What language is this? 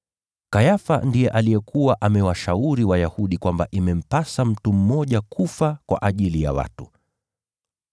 Swahili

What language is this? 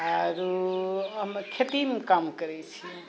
Maithili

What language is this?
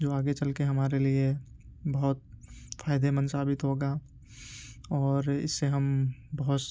Urdu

